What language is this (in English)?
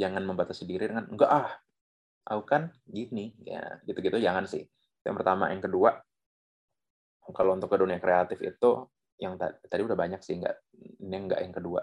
Indonesian